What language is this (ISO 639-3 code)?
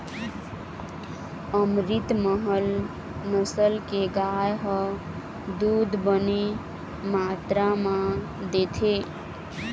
hne